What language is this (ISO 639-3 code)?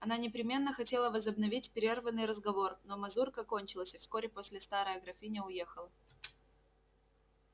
rus